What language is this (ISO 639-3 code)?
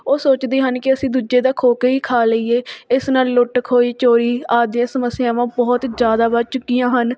pan